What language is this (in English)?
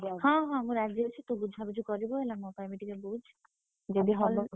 Odia